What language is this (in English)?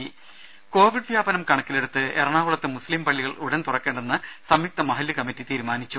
Malayalam